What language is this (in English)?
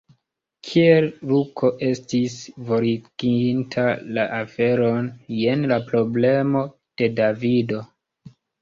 Esperanto